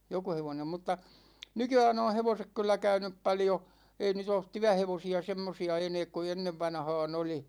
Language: Finnish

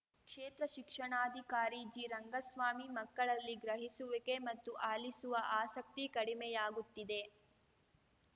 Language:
Kannada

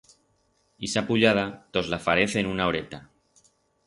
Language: Aragonese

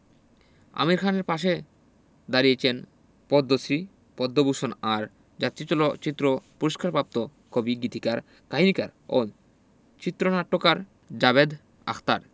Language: Bangla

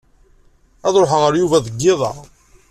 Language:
Kabyle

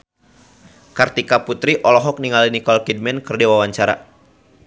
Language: Sundanese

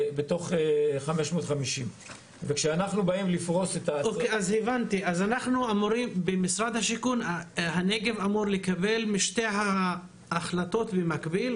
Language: Hebrew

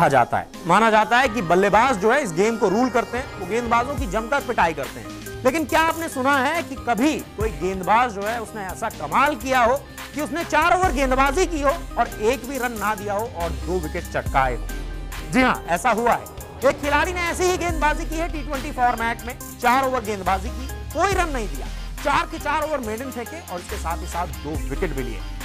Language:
Hindi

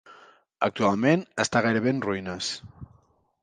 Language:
Catalan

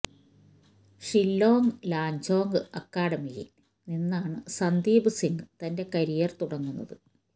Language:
Malayalam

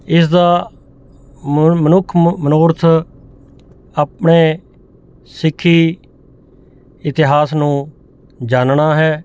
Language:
Punjabi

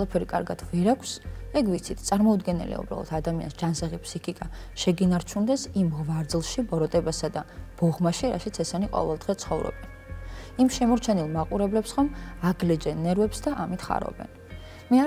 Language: Romanian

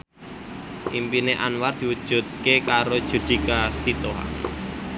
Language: Javanese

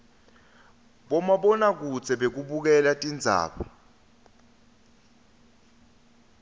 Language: Swati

